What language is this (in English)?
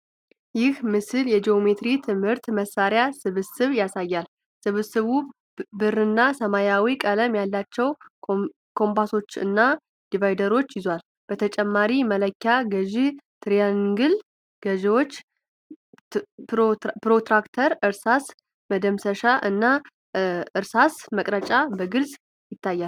Amharic